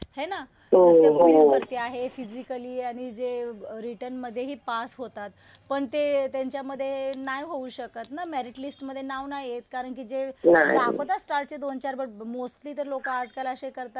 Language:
Marathi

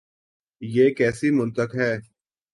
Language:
Urdu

